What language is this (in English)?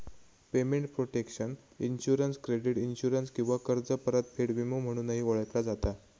Marathi